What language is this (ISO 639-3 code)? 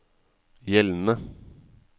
nor